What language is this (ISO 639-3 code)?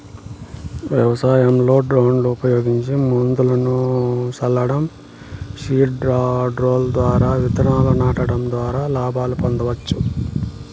tel